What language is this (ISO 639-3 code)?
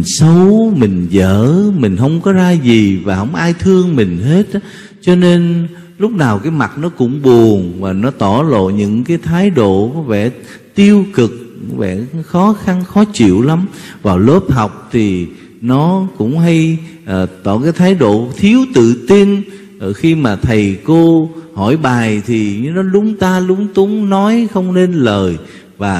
vie